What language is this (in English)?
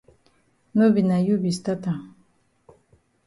Cameroon Pidgin